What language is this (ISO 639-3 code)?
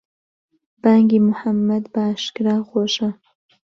ckb